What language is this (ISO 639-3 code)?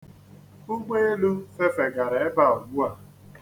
ibo